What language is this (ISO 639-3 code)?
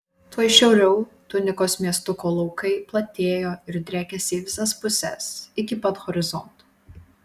lit